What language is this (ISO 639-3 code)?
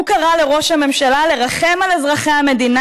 heb